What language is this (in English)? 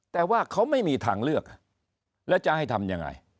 Thai